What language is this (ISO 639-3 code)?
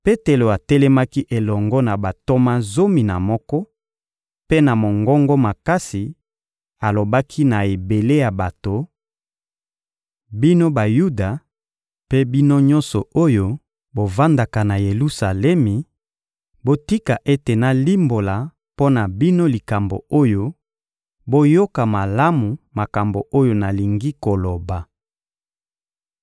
lin